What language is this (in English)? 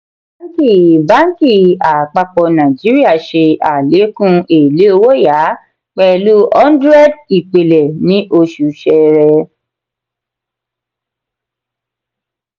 Yoruba